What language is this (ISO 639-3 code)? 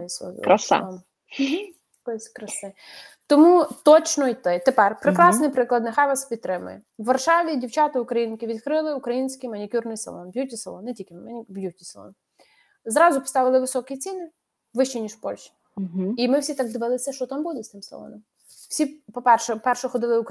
ukr